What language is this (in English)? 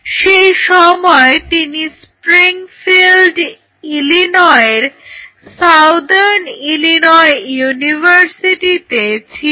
Bangla